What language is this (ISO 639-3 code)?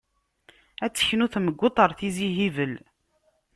kab